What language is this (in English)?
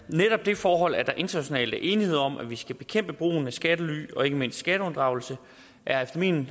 Danish